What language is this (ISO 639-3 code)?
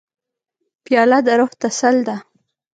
pus